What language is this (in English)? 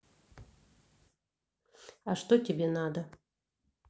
Russian